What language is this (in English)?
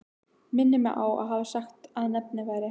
Icelandic